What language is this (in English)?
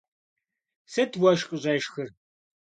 Kabardian